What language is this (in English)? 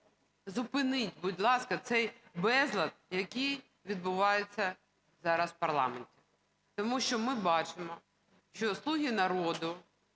Ukrainian